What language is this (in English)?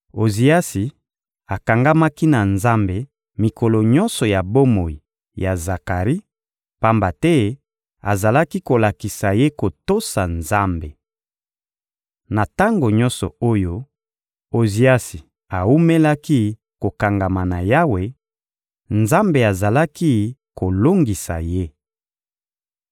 Lingala